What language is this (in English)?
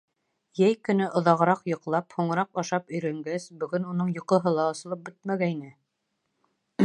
Bashkir